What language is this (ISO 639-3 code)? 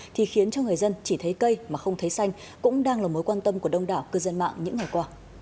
vie